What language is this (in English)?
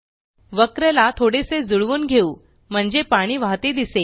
Marathi